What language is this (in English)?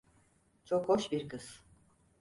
Turkish